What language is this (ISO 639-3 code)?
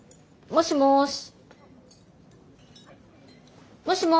jpn